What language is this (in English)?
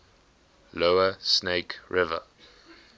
English